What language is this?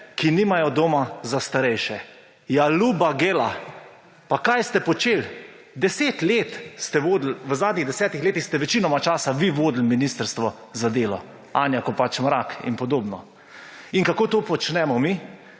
Slovenian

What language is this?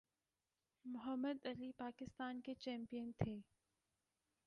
Urdu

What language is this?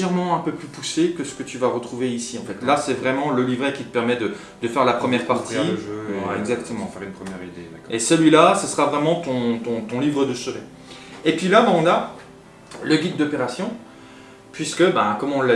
French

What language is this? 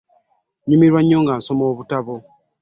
Ganda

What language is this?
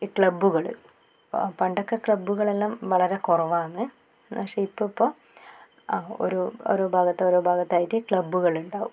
Malayalam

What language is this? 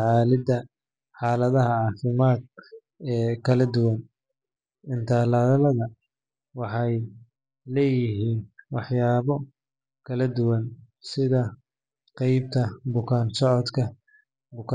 Somali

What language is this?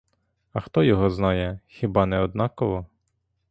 Ukrainian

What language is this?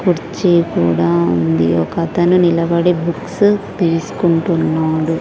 Telugu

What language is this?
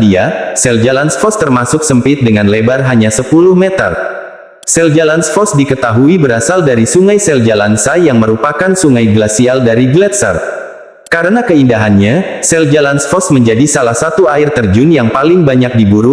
Indonesian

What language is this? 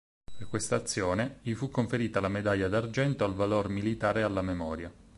Italian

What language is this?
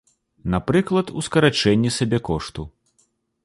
Belarusian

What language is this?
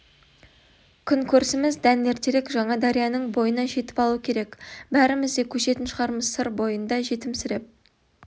Kazakh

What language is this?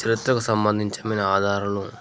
Telugu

